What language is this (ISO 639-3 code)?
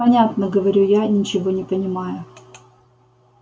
rus